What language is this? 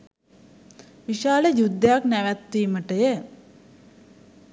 Sinhala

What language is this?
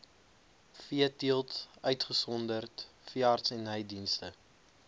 Afrikaans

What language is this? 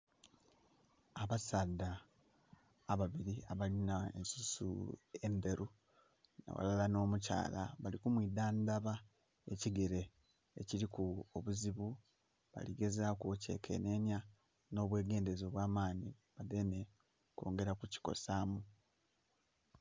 Soga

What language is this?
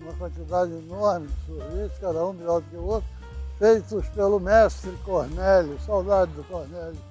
Portuguese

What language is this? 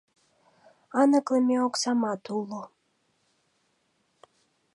Mari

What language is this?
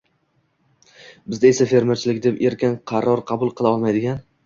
Uzbek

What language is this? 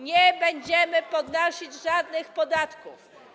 Polish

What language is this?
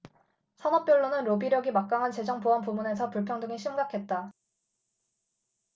Korean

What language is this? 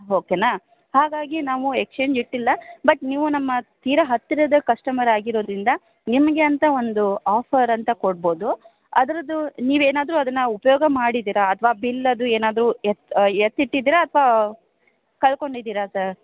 Kannada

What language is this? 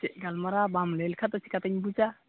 Santali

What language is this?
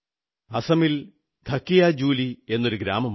Malayalam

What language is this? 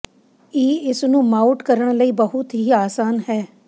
Punjabi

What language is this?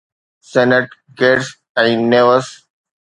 Sindhi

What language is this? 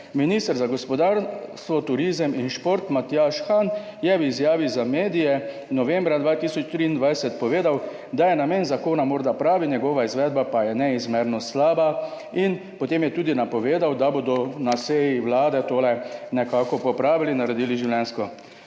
Slovenian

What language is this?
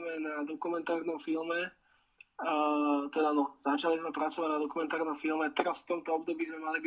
Slovak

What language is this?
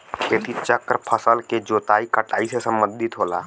Bhojpuri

